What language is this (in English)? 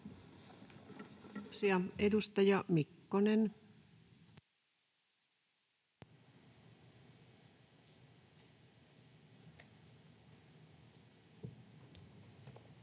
Finnish